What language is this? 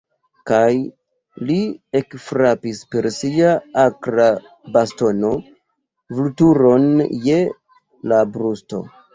Esperanto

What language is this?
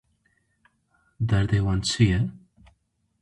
Kurdish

